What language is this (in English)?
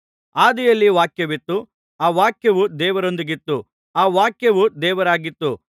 Kannada